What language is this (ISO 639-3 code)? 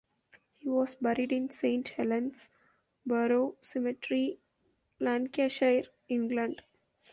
eng